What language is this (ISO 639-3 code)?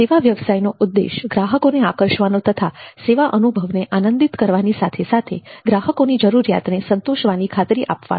guj